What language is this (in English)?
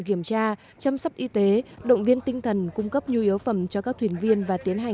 Vietnamese